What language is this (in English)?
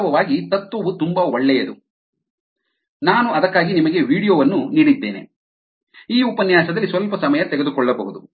Kannada